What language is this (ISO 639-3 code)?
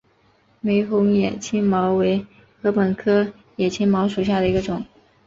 zho